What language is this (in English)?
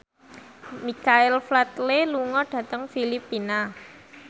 Javanese